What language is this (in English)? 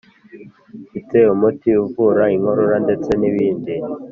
Kinyarwanda